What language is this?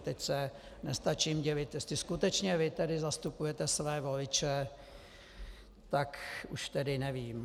Czech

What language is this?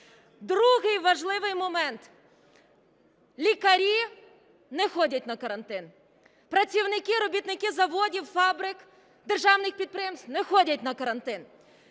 Ukrainian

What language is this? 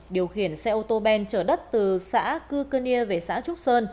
Vietnamese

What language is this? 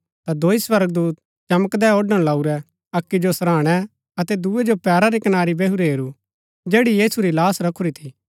Gaddi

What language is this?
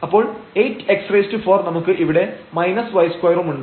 Malayalam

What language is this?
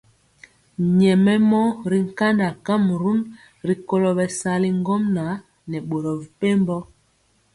Mpiemo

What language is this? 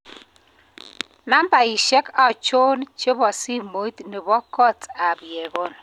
Kalenjin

